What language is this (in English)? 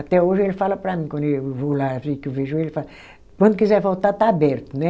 Portuguese